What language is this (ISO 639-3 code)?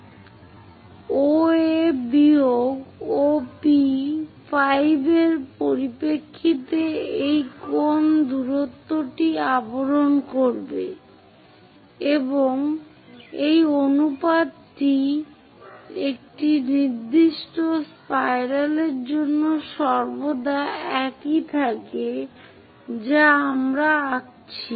ben